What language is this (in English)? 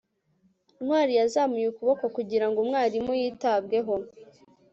Kinyarwanda